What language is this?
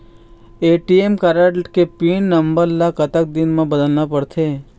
Chhattisgarhi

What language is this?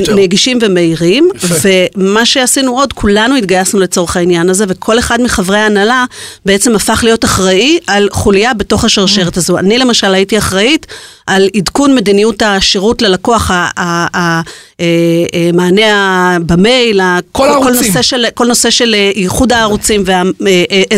Hebrew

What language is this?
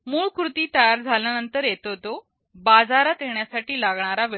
Marathi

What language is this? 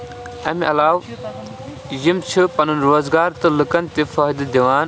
Kashmiri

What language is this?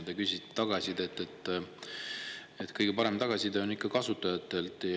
Estonian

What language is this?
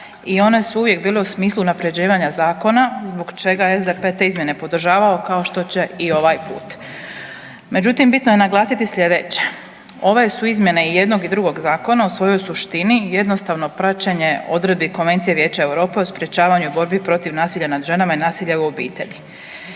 Croatian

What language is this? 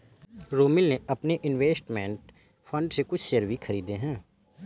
Hindi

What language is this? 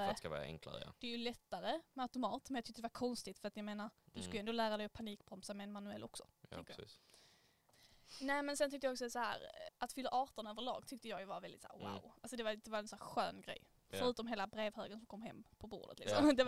Swedish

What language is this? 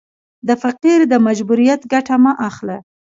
Pashto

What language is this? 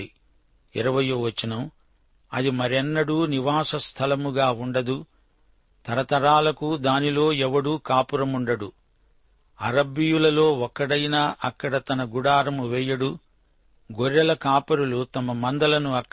Telugu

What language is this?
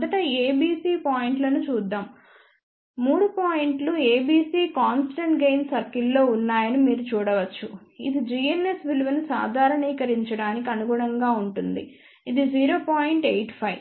Telugu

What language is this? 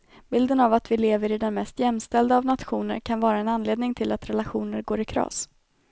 Swedish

